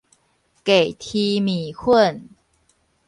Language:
Min Nan Chinese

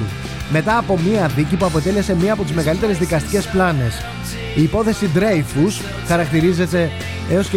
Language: Greek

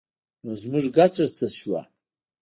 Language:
Pashto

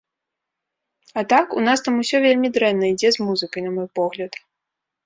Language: Belarusian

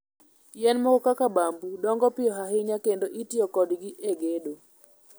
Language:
Luo (Kenya and Tanzania)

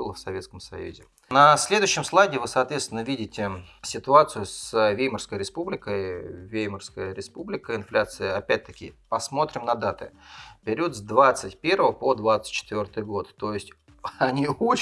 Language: Russian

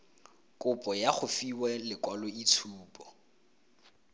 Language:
Tswana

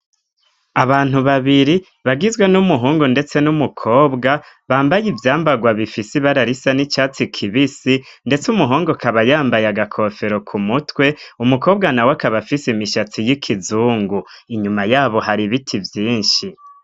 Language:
Rundi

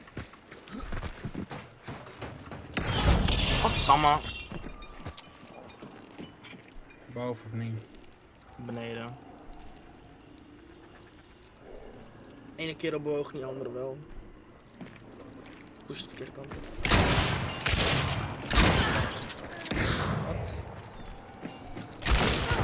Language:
Dutch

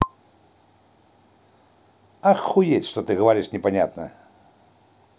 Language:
Russian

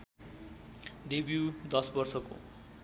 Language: Nepali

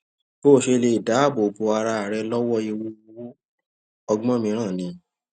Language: Yoruba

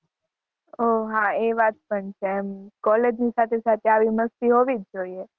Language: Gujarati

